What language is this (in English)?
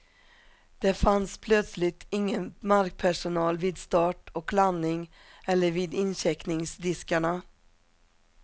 Swedish